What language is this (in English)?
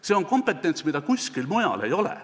Estonian